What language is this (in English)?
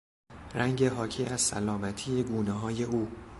Persian